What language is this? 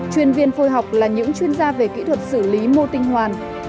Vietnamese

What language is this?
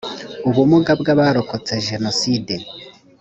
Kinyarwanda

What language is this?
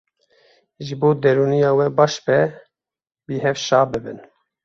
Kurdish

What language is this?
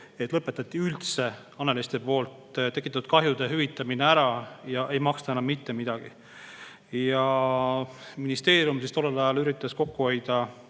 Estonian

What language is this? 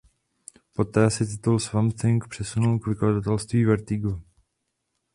Czech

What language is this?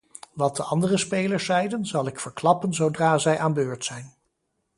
Dutch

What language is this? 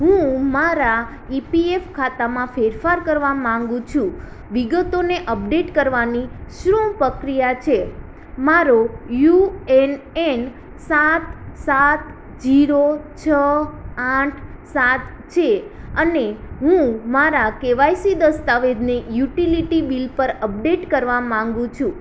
Gujarati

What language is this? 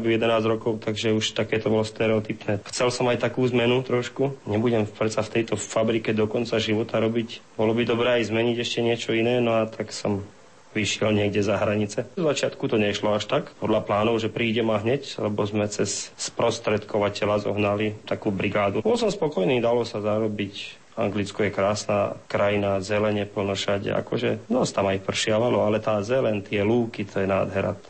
Slovak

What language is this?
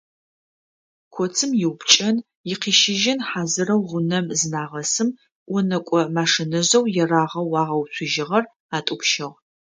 Adyghe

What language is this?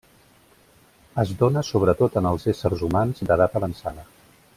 Catalan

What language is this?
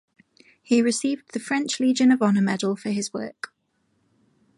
English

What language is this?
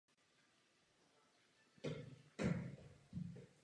Czech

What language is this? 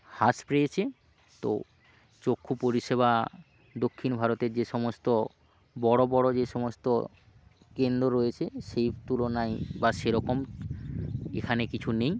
Bangla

